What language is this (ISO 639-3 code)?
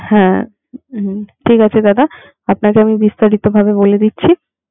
ben